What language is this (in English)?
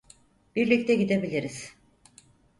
Turkish